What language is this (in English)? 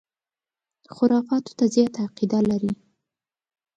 Pashto